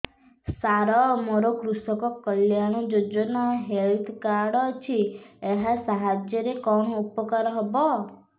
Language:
Odia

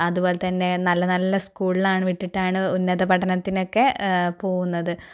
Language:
Malayalam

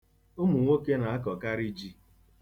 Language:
Igbo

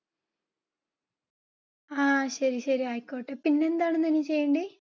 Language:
Malayalam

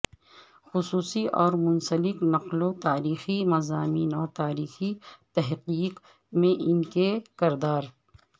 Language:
Urdu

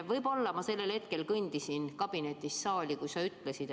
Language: Estonian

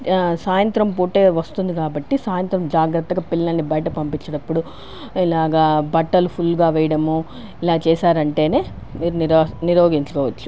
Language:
Telugu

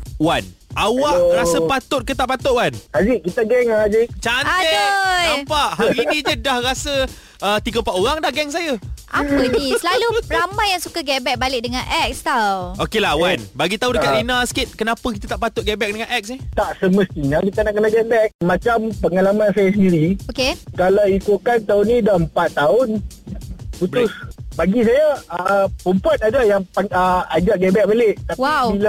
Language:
Malay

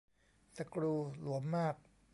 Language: Thai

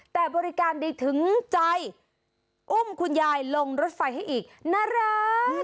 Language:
Thai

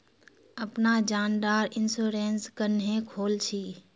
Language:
Magahi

